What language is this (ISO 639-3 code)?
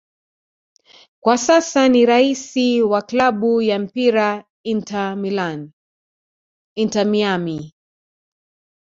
swa